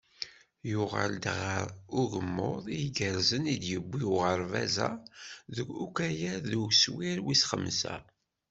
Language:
Kabyle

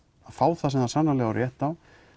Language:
Icelandic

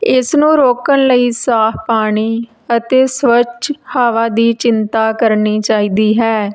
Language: Punjabi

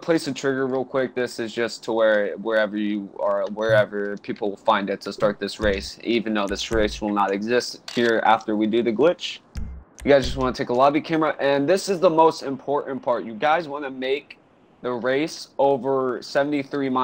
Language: English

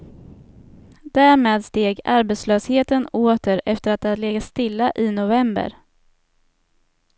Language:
Swedish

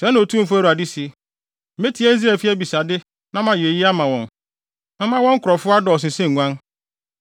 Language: Akan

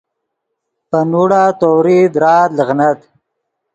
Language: Yidgha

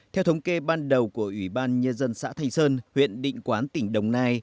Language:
Vietnamese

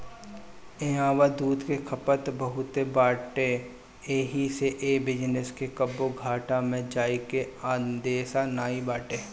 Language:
Bhojpuri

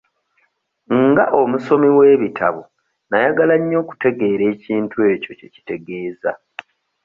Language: Ganda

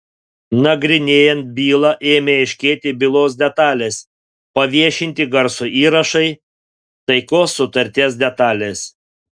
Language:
Lithuanian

